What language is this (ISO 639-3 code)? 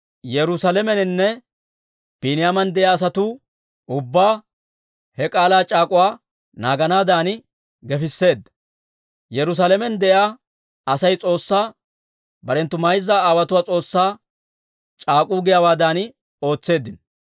dwr